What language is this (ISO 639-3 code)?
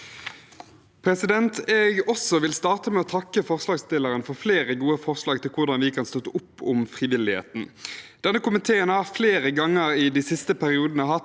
nor